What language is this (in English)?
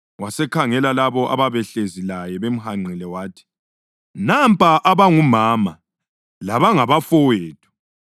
North Ndebele